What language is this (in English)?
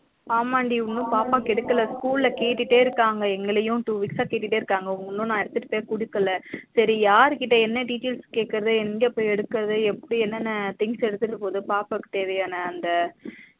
Tamil